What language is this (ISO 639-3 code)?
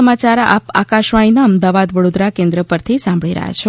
guj